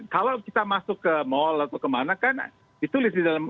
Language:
Indonesian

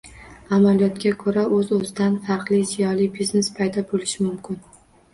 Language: Uzbek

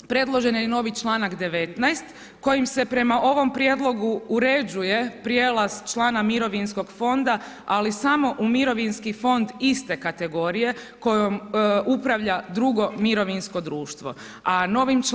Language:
Croatian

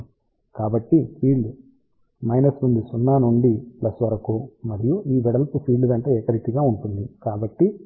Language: Telugu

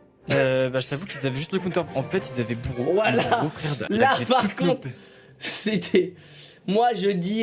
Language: French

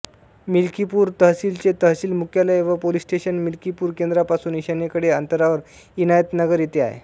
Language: Marathi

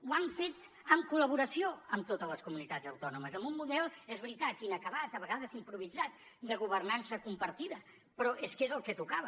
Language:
Catalan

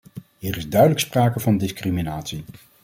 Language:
Dutch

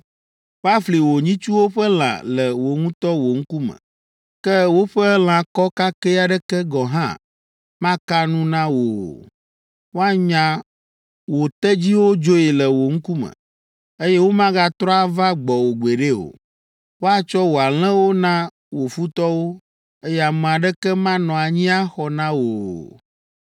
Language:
Ewe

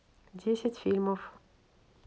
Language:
Russian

